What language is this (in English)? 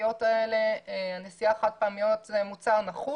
Hebrew